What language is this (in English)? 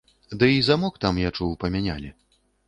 Belarusian